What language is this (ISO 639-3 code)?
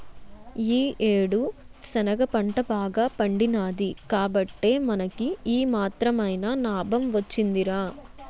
tel